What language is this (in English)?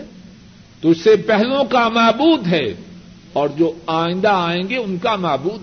Urdu